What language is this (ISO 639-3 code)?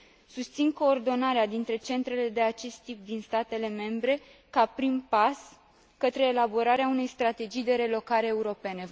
ron